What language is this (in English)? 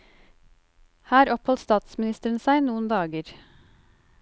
Norwegian